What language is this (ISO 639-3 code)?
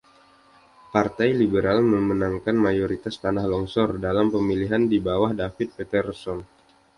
ind